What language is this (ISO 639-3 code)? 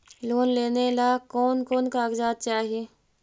mag